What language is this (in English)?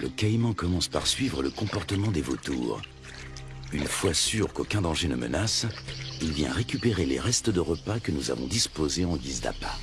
French